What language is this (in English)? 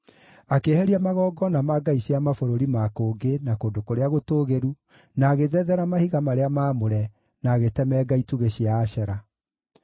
Kikuyu